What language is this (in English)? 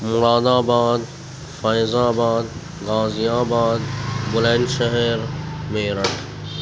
Urdu